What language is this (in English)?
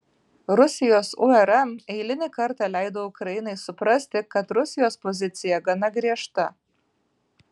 Lithuanian